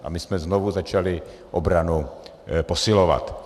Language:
Czech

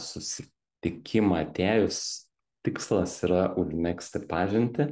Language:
Lithuanian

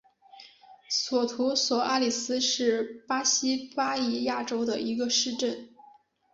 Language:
Chinese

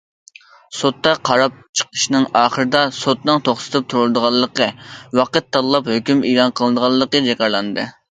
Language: Uyghur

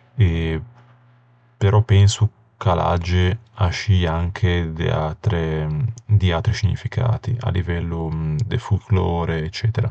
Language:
Ligurian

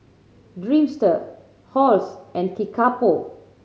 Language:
English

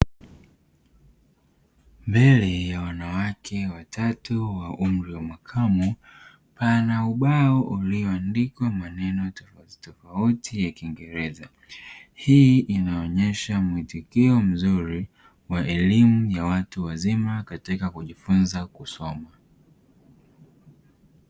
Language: Swahili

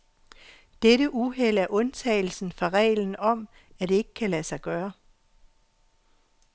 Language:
Danish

